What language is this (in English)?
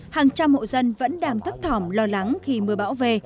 Vietnamese